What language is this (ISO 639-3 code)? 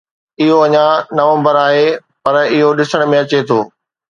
snd